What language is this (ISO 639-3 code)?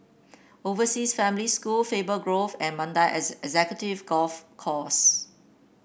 eng